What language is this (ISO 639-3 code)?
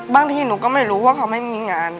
tha